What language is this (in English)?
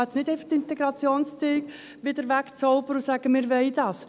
Swiss German